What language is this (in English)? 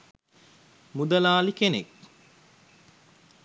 Sinhala